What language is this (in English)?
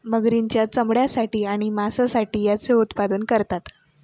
Marathi